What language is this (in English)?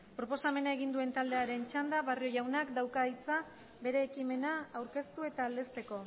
Basque